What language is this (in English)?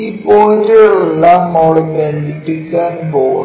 Malayalam